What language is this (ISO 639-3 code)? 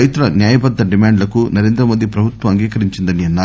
tel